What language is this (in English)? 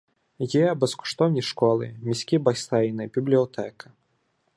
Ukrainian